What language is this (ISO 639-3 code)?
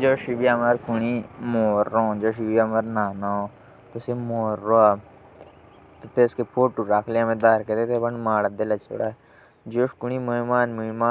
jns